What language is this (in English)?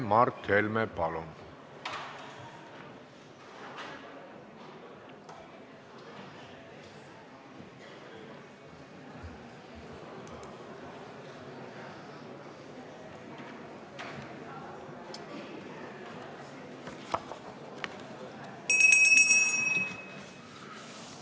Estonian